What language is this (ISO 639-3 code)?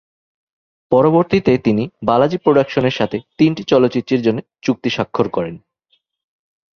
ben